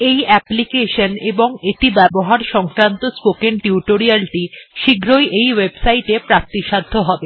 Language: Bangla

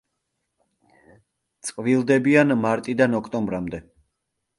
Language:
Georgian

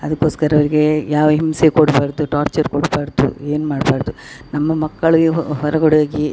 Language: Kannada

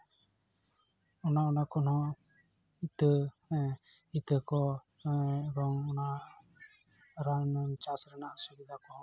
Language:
Santali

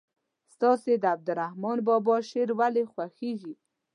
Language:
Pashto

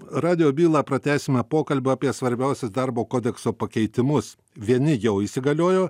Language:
Lithuanian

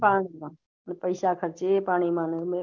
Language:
Gujarati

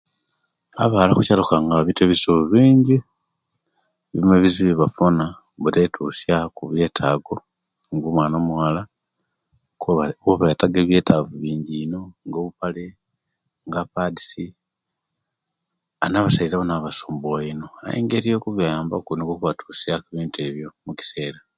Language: Kenyi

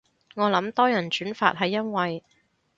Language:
Cantonese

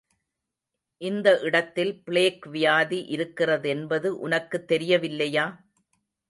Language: Tamil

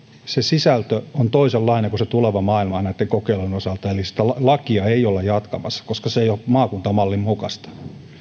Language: Finnish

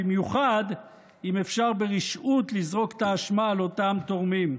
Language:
Hebrew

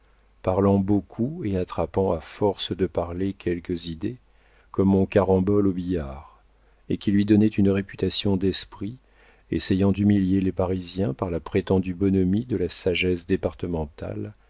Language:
French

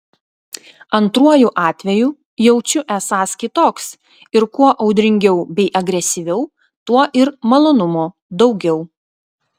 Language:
Lithuanian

